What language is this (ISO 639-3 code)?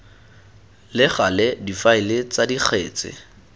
tsn